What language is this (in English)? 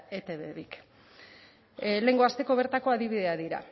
Basque